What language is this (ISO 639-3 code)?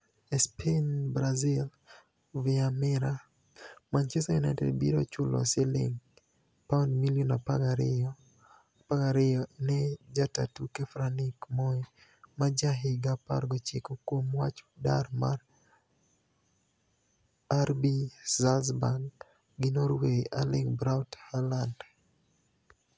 luo